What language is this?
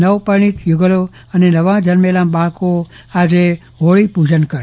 Gujarati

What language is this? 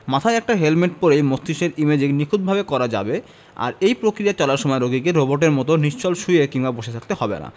Bangla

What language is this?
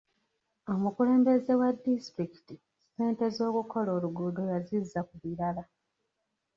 Ganda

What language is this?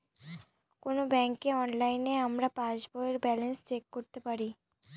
Bangla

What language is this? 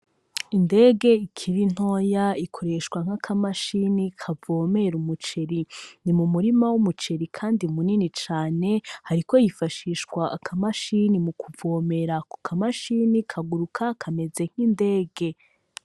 Rundi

